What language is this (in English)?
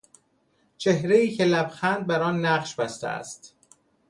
Persian